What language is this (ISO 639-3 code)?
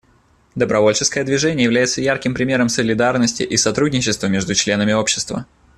rus